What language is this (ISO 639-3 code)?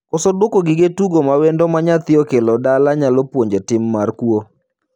luo